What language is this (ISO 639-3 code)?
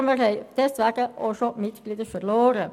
gsw